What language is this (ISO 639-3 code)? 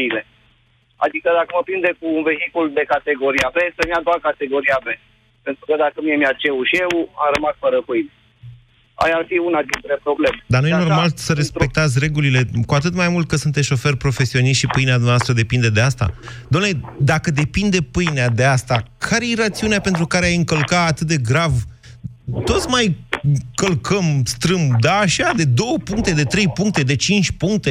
ron